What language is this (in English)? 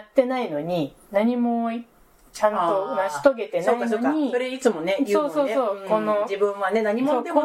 Japanese